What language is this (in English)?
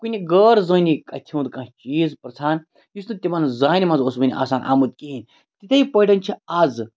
Kashmiri